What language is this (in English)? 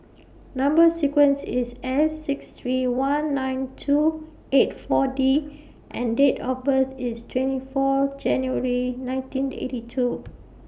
English